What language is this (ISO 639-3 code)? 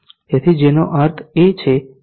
guj